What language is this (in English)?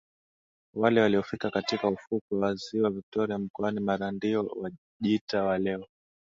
Swahili